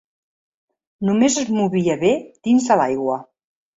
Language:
Catalan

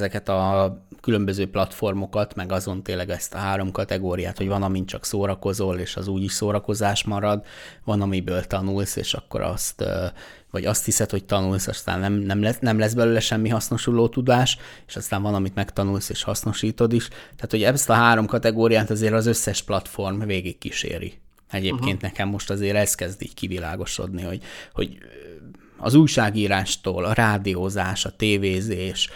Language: Hungarian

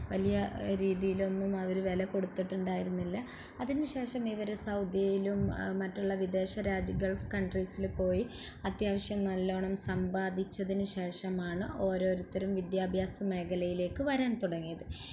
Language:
Malayalam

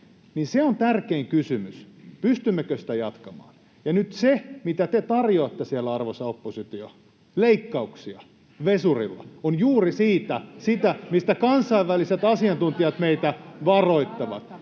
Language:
Finnish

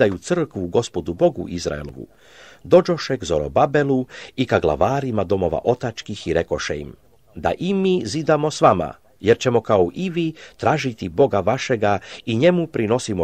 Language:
Italian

